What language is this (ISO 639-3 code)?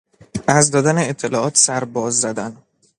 fas